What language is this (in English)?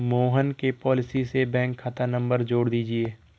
Hindi